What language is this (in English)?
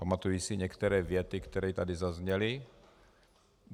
Czech